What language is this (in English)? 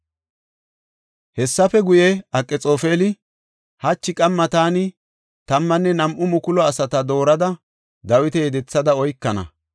Gofa